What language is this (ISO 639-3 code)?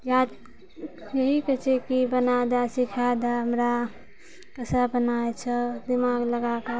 mai